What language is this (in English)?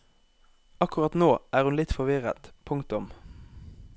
Norwegian